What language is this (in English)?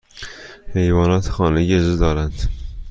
Persian